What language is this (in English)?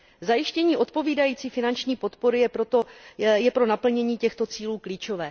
Czech